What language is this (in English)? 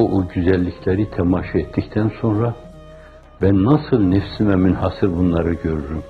Turkish